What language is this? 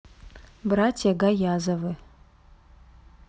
Russian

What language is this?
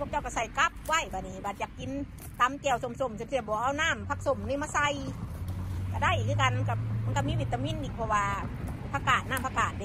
Thai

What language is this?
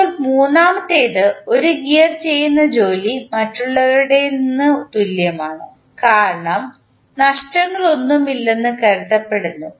Malayalam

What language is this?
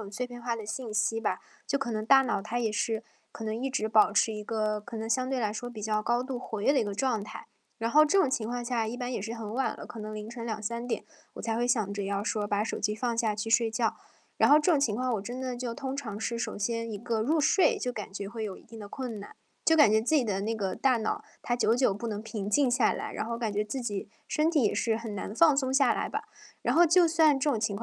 Chinese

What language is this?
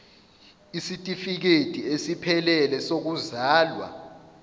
Zulu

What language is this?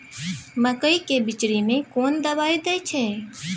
Maithili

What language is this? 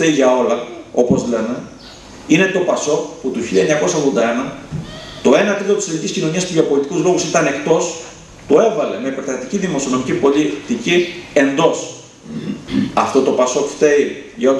Greek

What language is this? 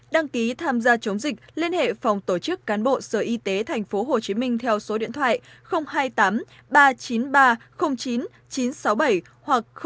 Vietnamese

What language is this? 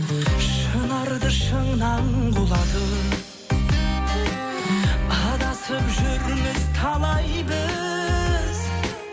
Kazakh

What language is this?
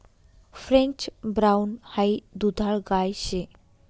Marathi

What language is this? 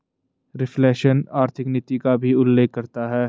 Hindi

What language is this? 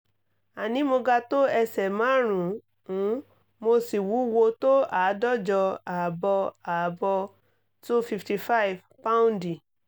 Yoruba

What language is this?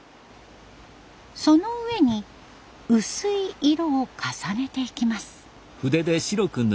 Japanese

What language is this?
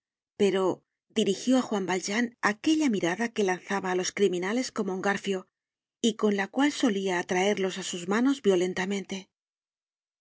Spanish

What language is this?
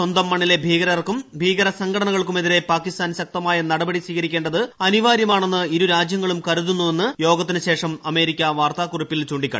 Malayalam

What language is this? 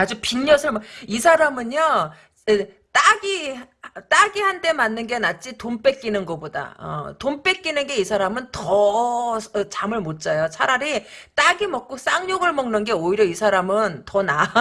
Korean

